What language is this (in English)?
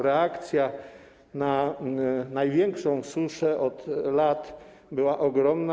Polish